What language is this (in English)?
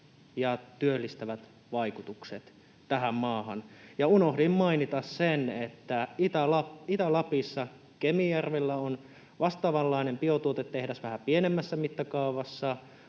Finnish